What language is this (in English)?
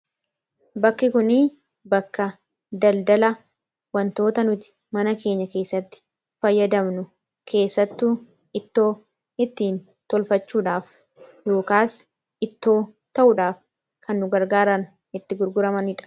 Oromo